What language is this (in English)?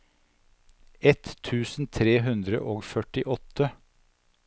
Norwegian